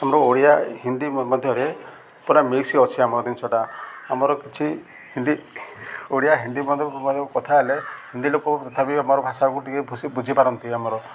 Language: Odia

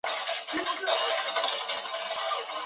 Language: Chinese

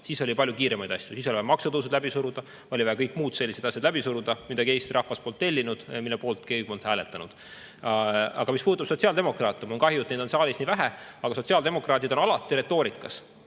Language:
Estonian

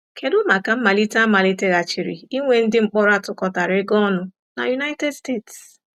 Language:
Igbo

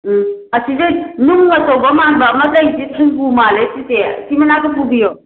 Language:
Manipuri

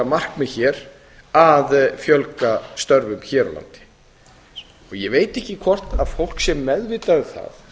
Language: Icelandic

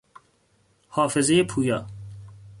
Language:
Persian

